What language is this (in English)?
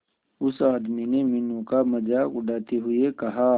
Hindi